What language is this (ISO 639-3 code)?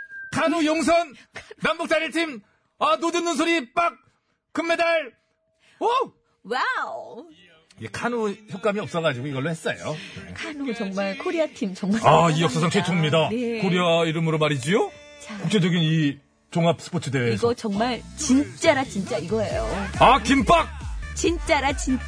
kor